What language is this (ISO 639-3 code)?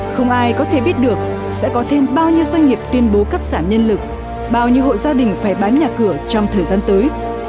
vie